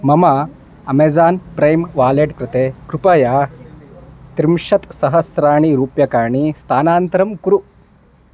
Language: Sanskrit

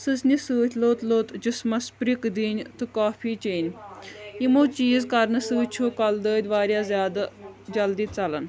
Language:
Kashmiri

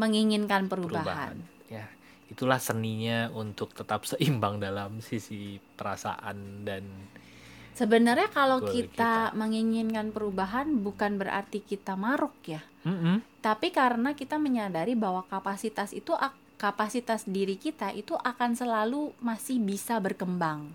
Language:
Indonesian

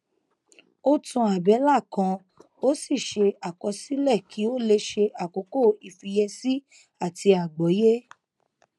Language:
Yoruba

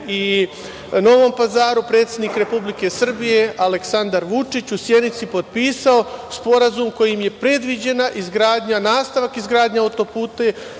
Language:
Serbian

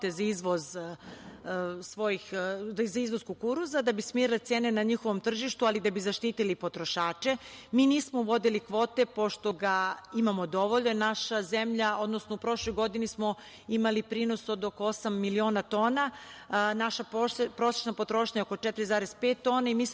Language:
Serbian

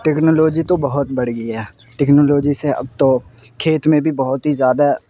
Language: Urdu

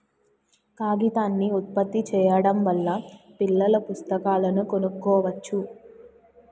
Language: Telugu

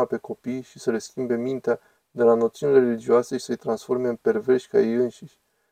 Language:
Romanian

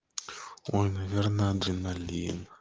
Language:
Russian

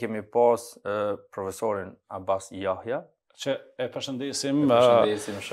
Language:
Romanian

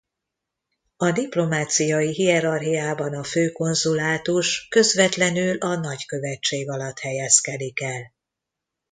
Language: Hungarian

